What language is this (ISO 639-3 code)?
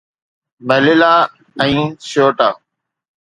snd